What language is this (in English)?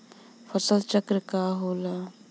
Bhojpuri